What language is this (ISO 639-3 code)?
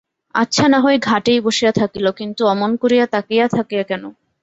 ben